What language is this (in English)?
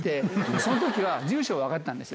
Japanese